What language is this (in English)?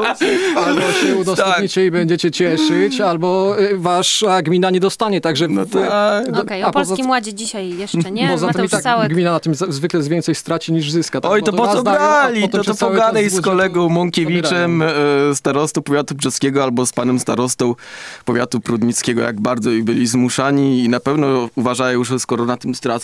Polish